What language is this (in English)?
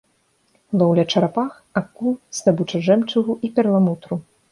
Belarusian